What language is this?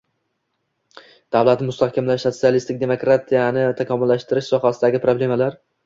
Uzbek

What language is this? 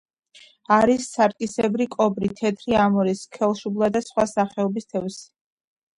Georgian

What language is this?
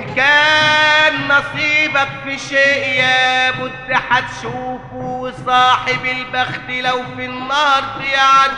Arabic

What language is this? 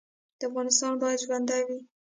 Pashto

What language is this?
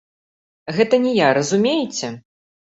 Belarusian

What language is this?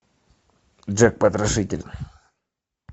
Russian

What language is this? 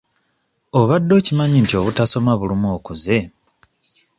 Ganda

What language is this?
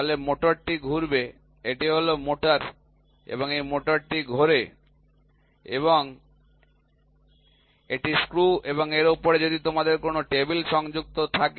Bangla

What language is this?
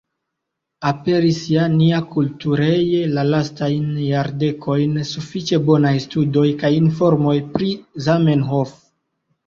Esperanto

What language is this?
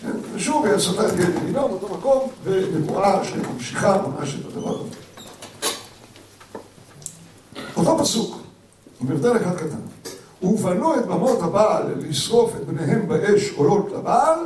Hebrew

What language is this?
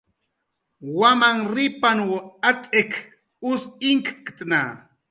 Jaqaru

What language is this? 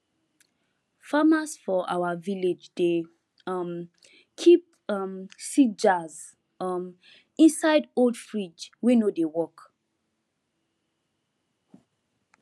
Nigerian Pidgin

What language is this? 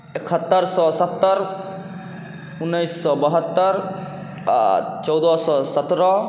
Maithili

